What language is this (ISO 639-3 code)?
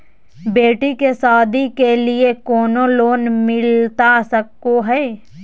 mag